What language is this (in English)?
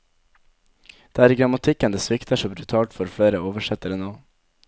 Norwegian